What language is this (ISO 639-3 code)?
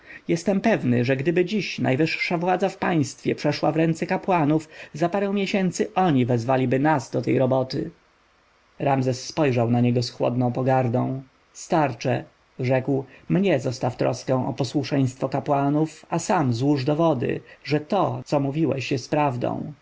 pol